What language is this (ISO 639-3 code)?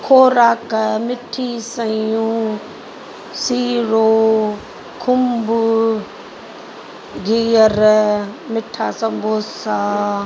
snd